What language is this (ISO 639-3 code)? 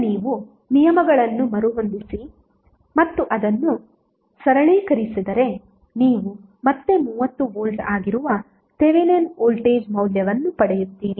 kan